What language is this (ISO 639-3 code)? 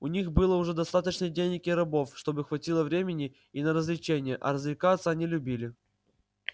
rus